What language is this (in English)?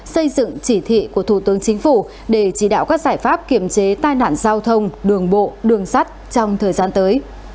Vietnamese